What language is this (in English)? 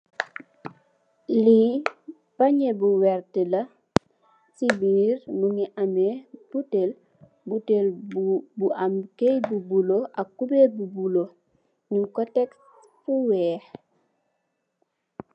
Wolof